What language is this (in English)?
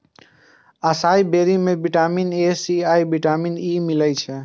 Maithili